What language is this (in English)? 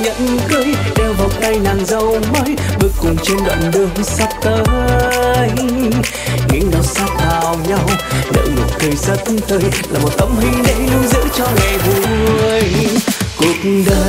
Vietnamese